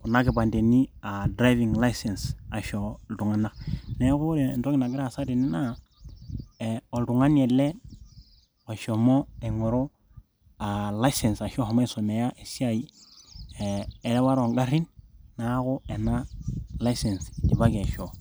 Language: Masai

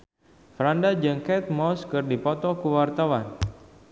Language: Sundanese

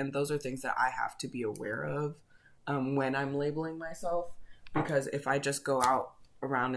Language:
English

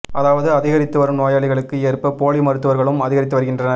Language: Tamil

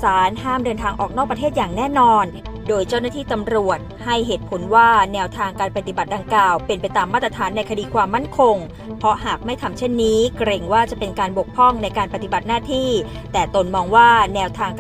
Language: Thai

